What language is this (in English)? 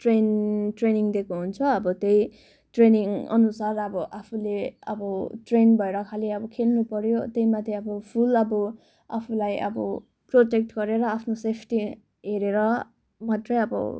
Nepali